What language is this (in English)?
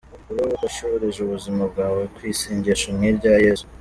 Kinyarwanda